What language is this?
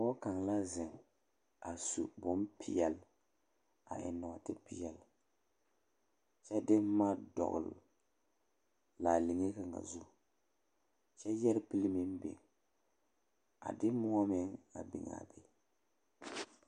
Southern Dagaare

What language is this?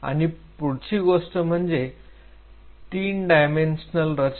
Marathi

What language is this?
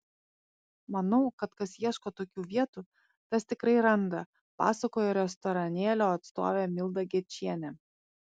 Lithuanian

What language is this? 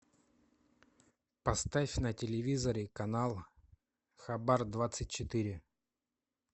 Russian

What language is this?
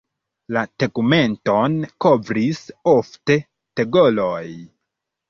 Esperanto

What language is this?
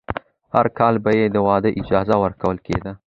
Pashto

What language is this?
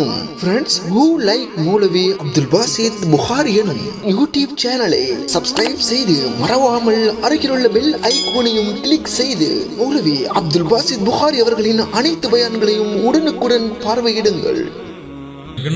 Arabic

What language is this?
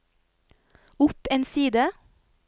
Norwegian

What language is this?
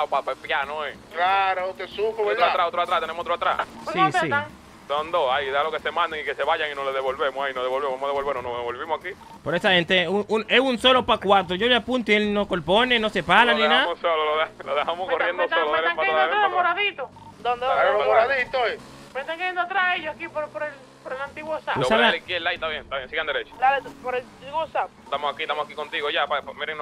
Spanish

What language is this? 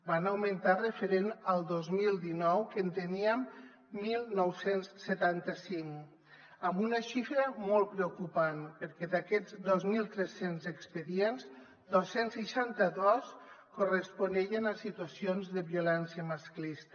Catalan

